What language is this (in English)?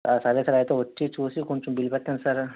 Telugu